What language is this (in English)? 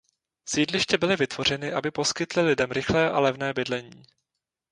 Czech